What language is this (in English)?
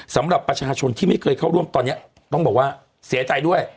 Thai